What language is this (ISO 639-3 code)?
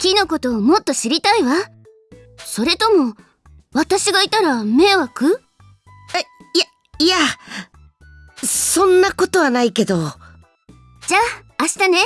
jpn